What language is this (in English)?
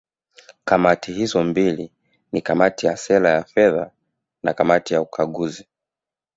Swahili